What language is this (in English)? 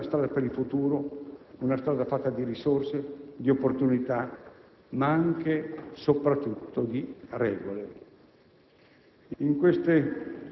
Italian